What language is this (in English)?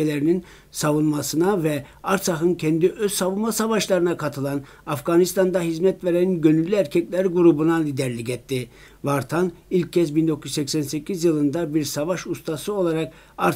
Turkish